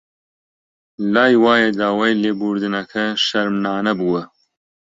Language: Central Kurdish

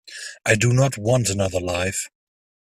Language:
English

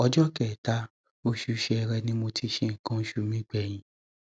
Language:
Yoruba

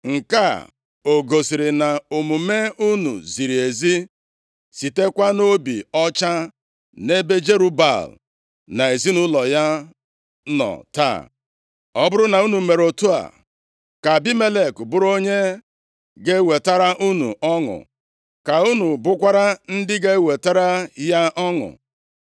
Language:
Igbo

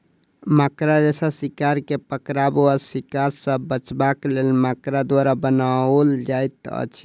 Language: Maithili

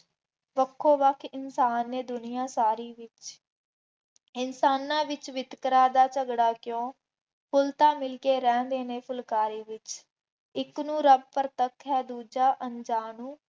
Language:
Punjabi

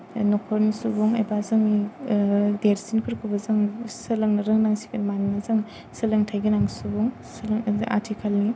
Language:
Bodo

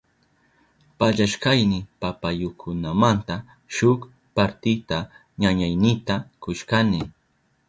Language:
Southern Pastaza Quechua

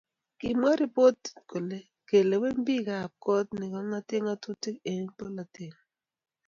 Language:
Kalenjin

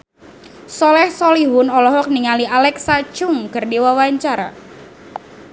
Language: Sundanese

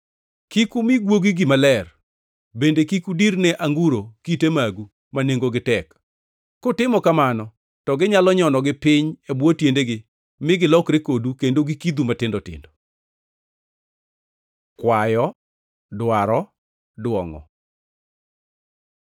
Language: Luo (Kenya and Tanzania)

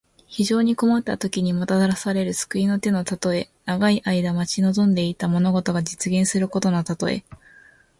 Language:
Japanese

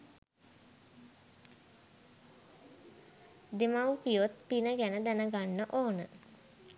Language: Sinhala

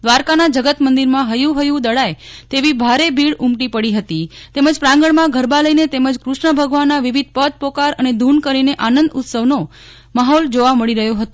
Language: Gujarati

